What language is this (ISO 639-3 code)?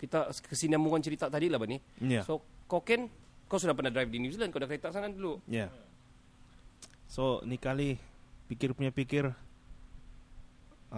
msa